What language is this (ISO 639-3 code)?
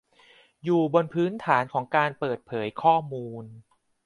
tha